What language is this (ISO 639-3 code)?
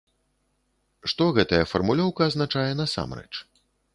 bel